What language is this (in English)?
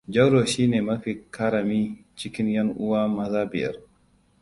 Hausa